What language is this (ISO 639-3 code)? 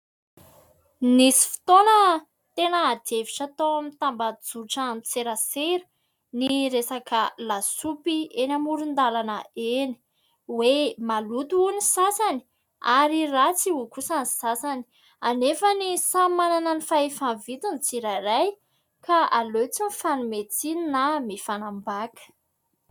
mlg